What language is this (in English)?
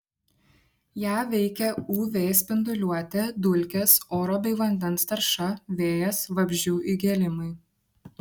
Lithuanian